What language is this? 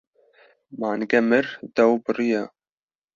Kurdish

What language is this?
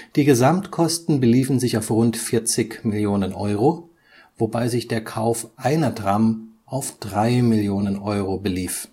German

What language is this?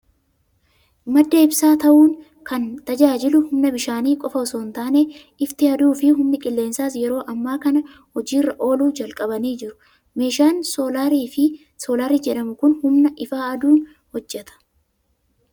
Oromo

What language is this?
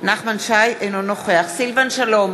Hebrew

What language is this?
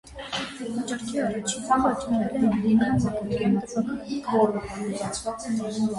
Armenian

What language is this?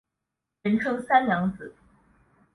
Chinese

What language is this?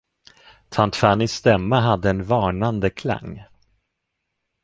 Swedish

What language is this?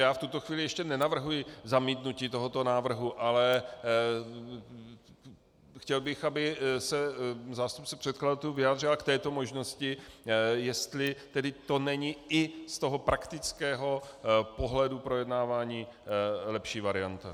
Czech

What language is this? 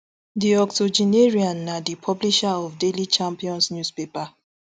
Nigerian Pidgin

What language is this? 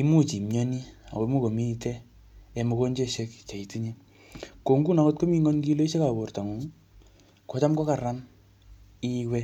Kalenjin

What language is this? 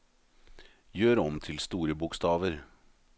Norwegian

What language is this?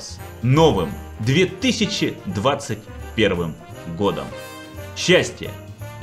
Russian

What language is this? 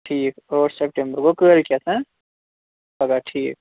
Kashmiri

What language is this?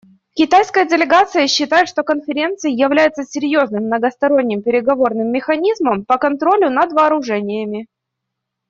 Russian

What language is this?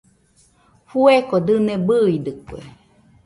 Nüpode Huitoto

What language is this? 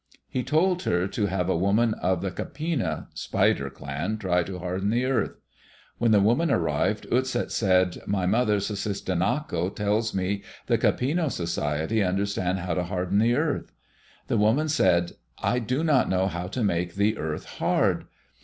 English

